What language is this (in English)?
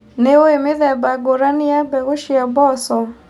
Kikuyu